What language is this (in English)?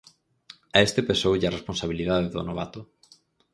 Galician